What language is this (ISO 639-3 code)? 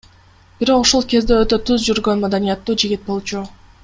kir